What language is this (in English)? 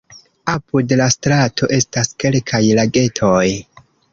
Esperanto